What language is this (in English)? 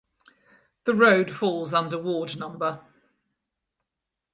English